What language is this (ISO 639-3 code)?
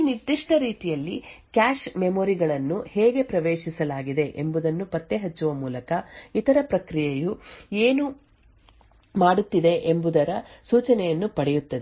kan